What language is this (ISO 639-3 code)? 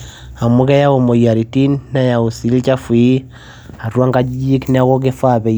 mas